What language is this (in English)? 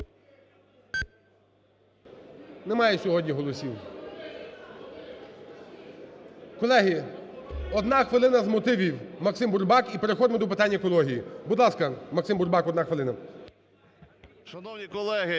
Ukrainian